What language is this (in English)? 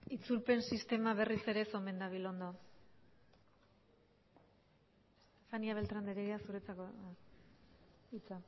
Basque